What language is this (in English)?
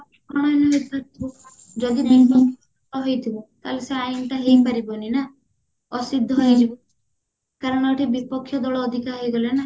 Odia